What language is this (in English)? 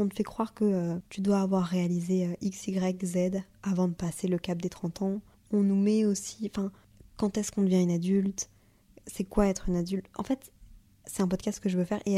French